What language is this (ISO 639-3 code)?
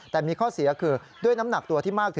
tha